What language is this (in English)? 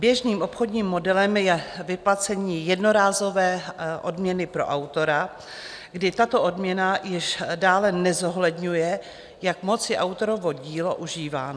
Czech